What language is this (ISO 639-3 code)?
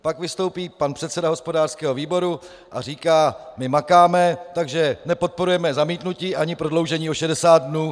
ces